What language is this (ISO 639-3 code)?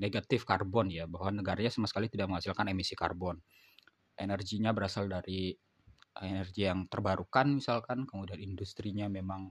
ind